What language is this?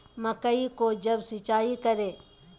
Magahi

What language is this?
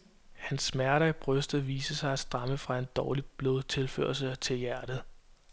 Danish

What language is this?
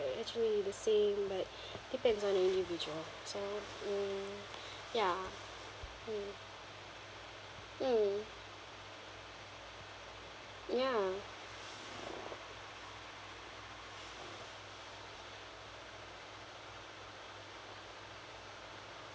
English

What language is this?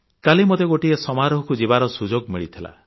Odia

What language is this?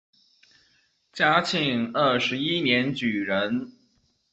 Chinese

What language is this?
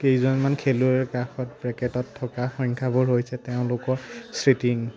Assamese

